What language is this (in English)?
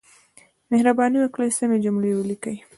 Pashto